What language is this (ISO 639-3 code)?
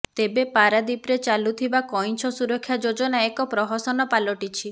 ori